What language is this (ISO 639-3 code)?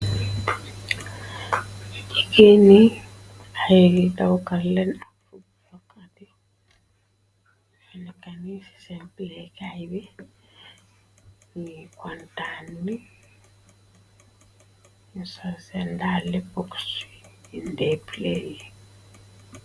wol